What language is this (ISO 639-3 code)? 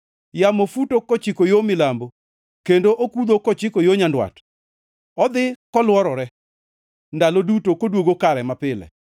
luo